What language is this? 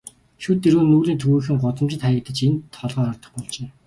Mongolian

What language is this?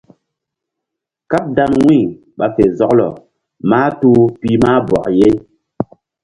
Mbum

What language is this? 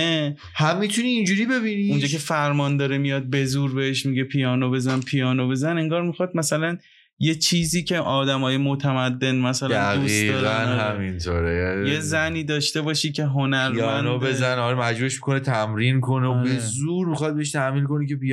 Persian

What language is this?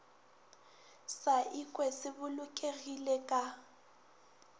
Northern Sotho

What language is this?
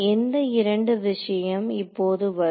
Tamil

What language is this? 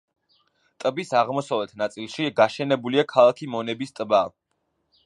Georgian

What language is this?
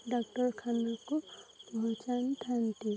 Odia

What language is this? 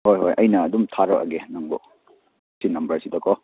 Manipuri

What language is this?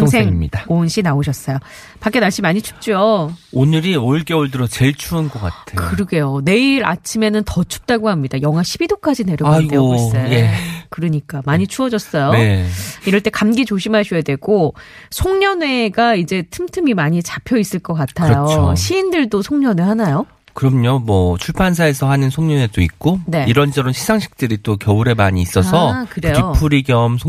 Korean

